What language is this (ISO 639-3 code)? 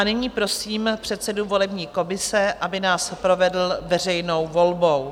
ces